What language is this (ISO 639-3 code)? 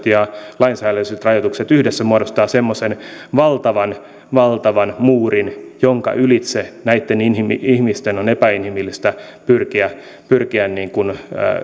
fin